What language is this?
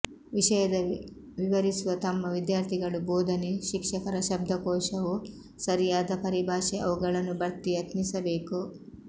Kannada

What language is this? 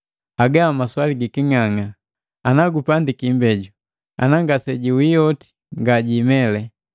Matengo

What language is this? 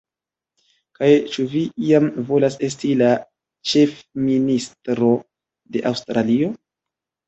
Esperanto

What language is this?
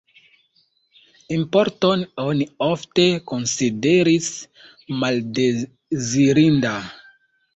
Esperanto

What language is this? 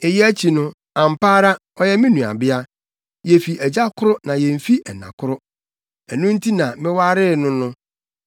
Akan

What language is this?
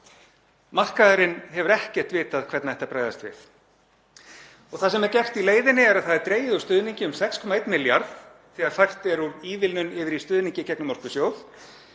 Icelandic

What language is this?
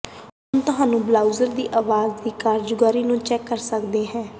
Punjabi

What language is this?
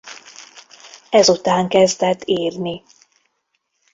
Hungarian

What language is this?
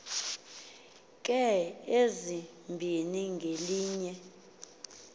Xhosa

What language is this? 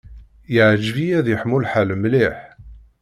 Kabyle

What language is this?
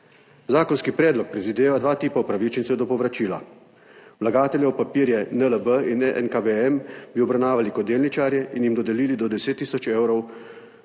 Slovenian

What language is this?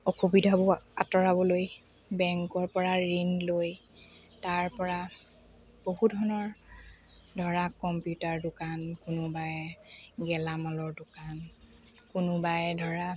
Assamese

